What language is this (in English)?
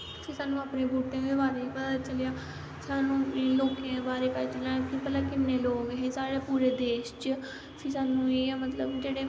Dogri